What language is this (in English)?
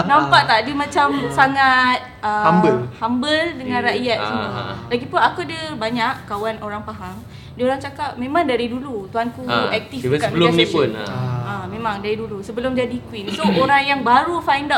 Malay